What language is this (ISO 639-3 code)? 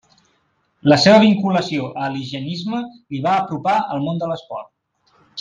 cat